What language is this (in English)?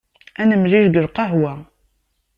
Kabyle